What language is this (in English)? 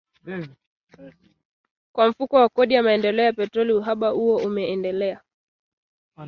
Swahili